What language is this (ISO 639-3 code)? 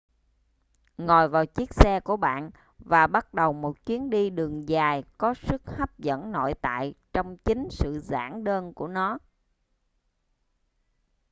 vie